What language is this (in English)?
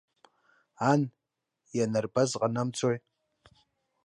Abkhazian